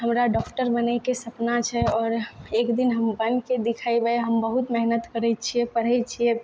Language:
Maithili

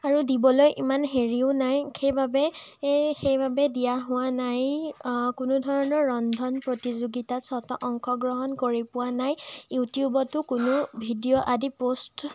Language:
Assamese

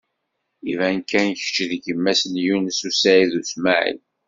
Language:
Kabyle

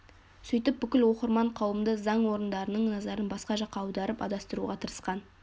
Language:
Kazakh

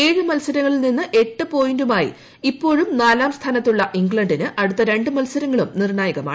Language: Malayalam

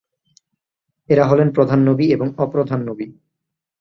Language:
Bangla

